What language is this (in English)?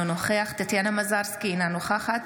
Hebrew